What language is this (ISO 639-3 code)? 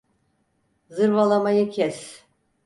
tur